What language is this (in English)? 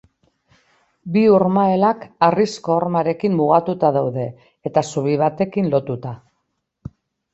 Basque